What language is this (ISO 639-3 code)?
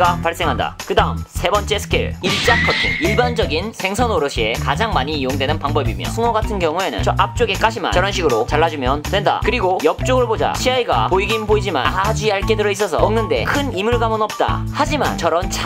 kor